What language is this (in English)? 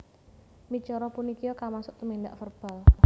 Javanese